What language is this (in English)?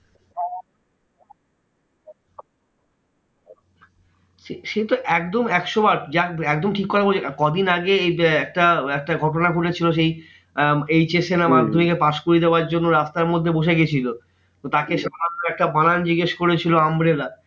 Bangla